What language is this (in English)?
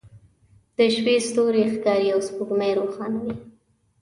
Pashto